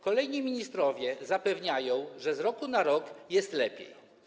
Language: Polish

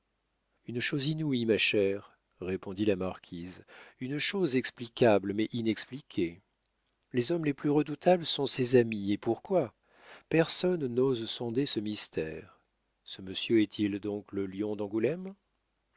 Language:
French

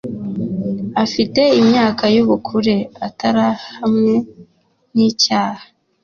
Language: Kinyarwanda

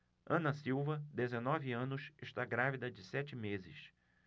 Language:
Portuguese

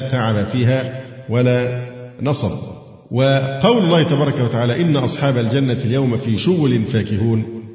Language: Arabic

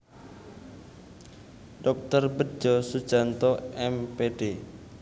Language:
Javanese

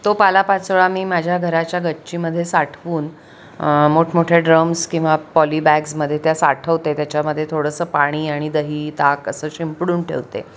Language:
Marathi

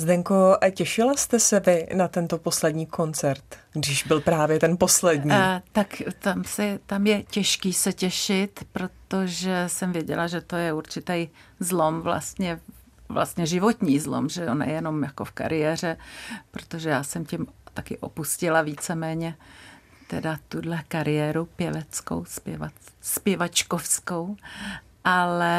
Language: Czech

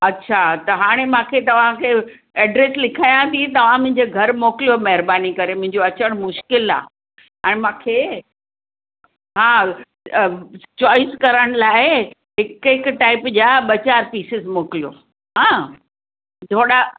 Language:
Sindhi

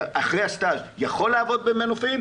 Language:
Hebrew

